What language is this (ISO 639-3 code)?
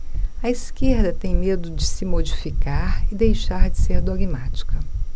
por